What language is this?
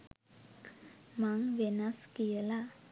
Sinhala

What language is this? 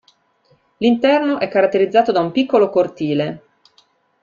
Italian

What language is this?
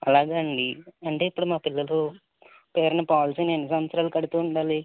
Telugu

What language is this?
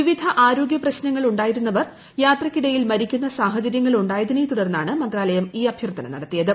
Malayalam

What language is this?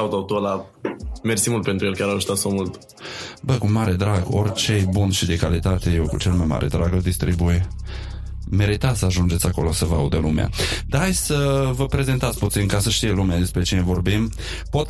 Romanian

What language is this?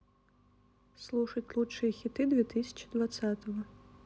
Russian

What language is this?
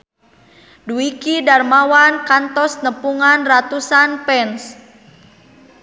Sundanese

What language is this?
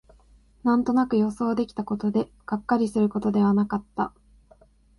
Japanese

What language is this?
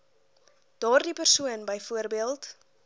Afrikaans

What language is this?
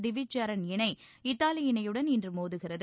Tamil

